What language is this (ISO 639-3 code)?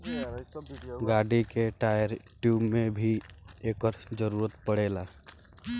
bho